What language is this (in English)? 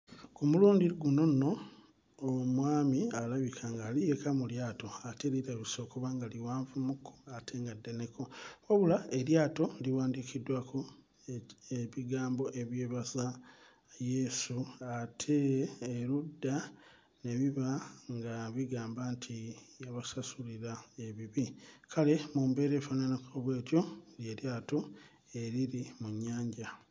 Ganda